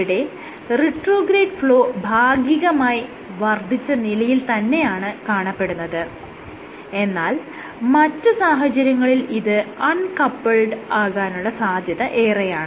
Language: Malayalam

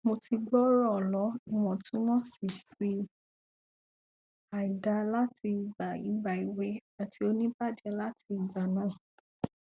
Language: Yoruba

